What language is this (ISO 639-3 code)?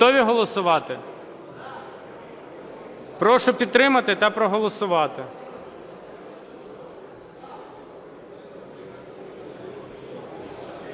ukr